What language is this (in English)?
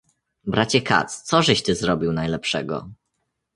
Polish